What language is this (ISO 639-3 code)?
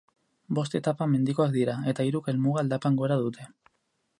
eus